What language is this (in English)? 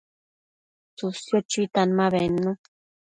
Matsés